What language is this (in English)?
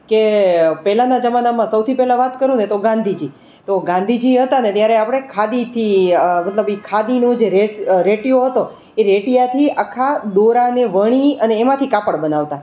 Gujarati